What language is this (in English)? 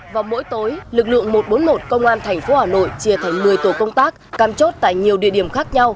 Vietnamese